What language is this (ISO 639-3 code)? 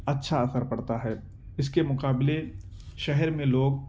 urd